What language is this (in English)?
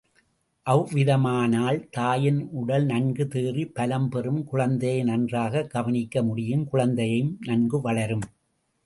Tamil